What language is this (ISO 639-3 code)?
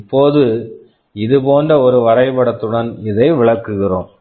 tam